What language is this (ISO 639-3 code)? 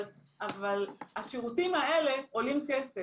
heb